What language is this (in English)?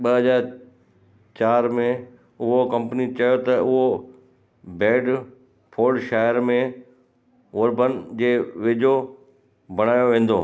Sindhi